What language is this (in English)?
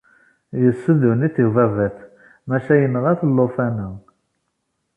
Kabyle